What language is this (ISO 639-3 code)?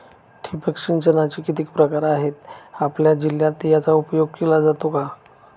mar